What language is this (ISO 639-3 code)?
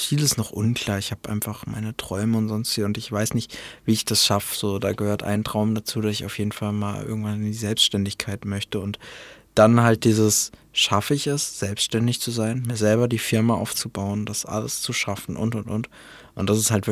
deu